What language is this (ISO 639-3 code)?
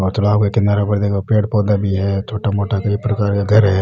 raj